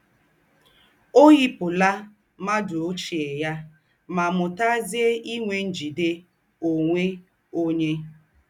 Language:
Igbo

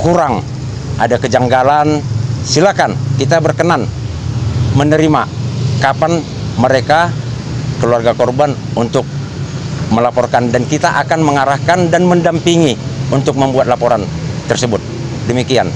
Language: Indonesian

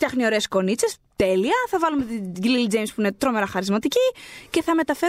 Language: Greek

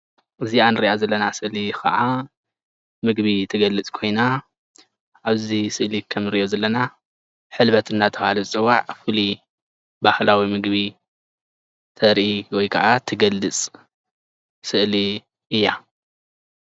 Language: Tigrinya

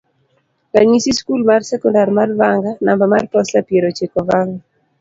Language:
Luo (Kenya and Tanzania)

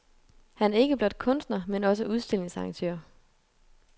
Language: Danish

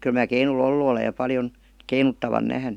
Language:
Finnish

